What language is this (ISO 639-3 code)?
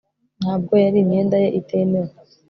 kin